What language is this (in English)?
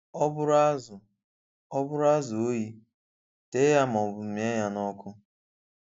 Igbo